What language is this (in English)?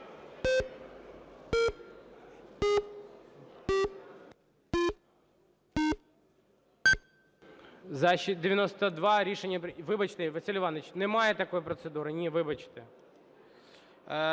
Ukrainian